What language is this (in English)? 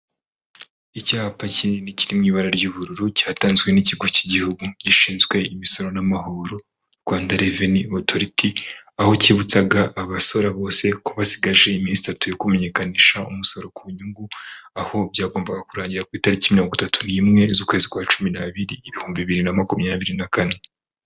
Kinyarwanda